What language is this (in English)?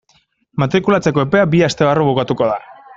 Basque